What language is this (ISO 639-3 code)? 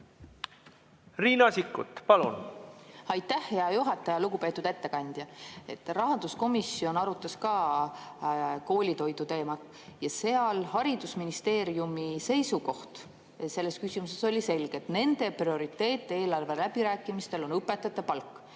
est